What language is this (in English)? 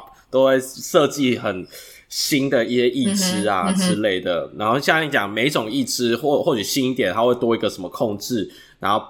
Chinese